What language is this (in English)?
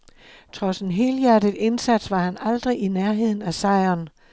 Danish